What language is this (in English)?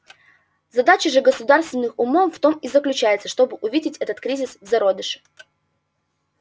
Russian